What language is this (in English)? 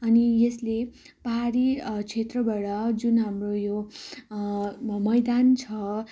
Nepali